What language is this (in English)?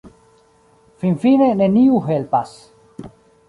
Esperanto